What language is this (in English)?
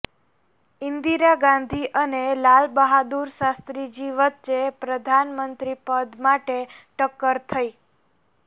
Gujarati